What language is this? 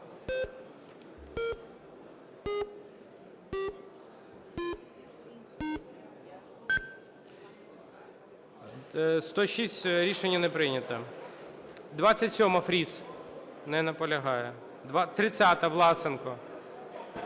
Ukrainian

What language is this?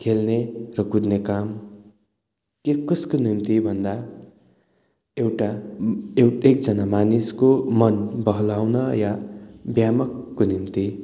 Nepali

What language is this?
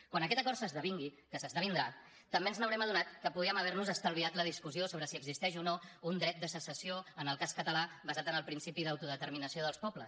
Catalan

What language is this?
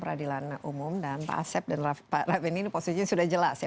Indonesian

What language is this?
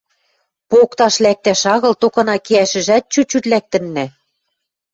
Western Mari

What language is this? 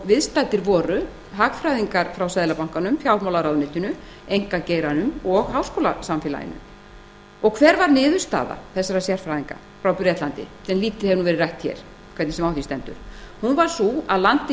Icelandic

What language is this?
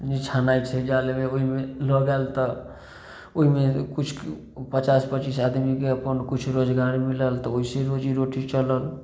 Maithili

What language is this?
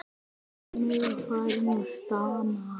Icelandic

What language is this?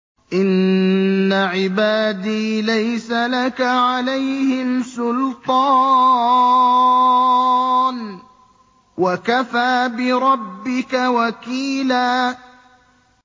Arabic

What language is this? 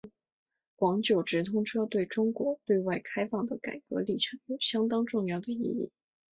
Chinese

